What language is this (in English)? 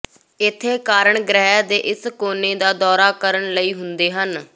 Punjabi